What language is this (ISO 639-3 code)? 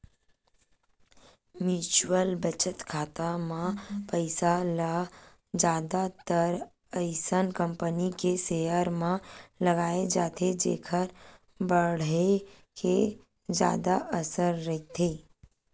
hne